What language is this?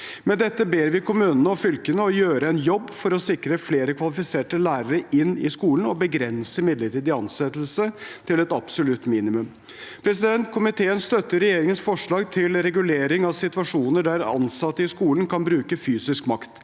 Norwegian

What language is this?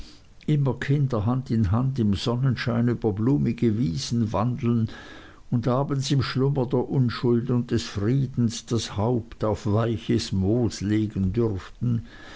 German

